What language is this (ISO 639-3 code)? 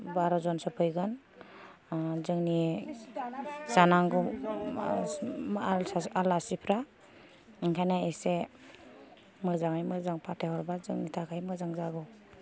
brx